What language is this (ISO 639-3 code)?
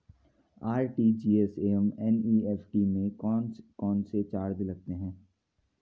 hin